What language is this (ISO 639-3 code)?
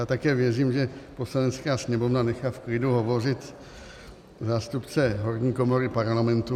ces